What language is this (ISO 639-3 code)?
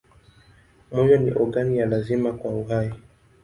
swa